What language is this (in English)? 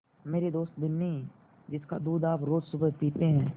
Hindi